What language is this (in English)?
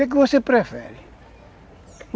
Portuguese